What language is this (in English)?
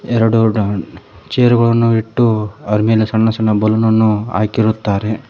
Kannada